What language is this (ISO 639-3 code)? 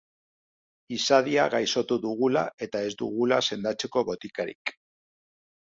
eus